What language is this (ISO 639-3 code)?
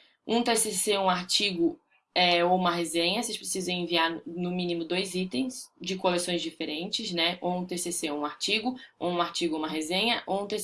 por